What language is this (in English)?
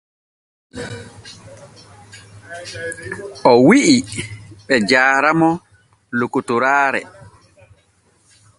Borgu Fulfulde